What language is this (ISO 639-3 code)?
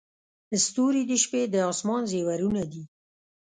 pus